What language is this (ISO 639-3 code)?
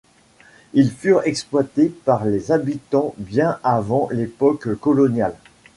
fra